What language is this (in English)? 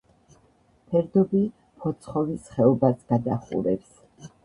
Georgian